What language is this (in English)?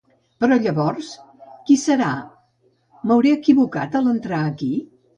Catalan